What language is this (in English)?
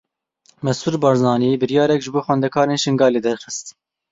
Kurdish